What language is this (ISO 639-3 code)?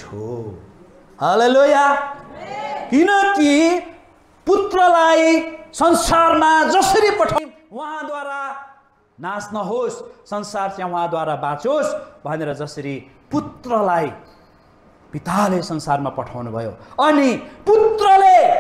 eng